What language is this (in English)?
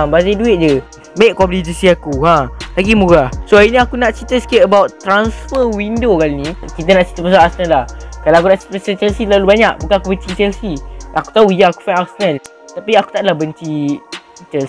Malay